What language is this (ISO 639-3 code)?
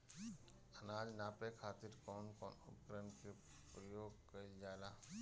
bho